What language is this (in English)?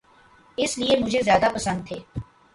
Urdu